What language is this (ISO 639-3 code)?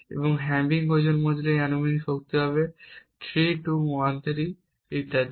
ben